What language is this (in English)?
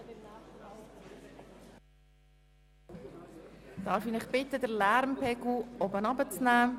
Swiss German